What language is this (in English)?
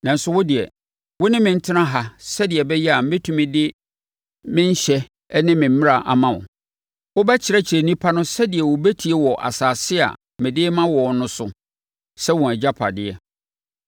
Akan